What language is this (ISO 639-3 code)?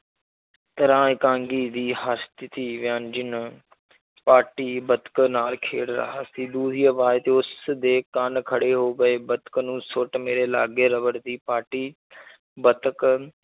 pan